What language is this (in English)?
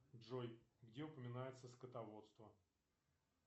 Russian